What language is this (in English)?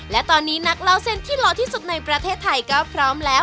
Thai